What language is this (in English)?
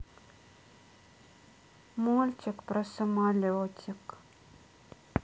Russian